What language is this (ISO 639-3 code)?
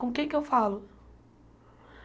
por